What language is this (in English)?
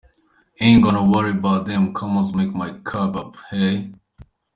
Kinyarwanda